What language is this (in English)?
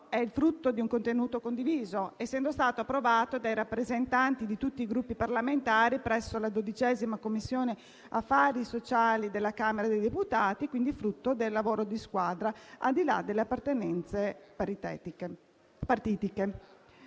Italian